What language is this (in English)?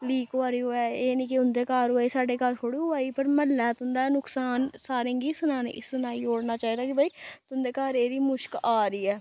Dogri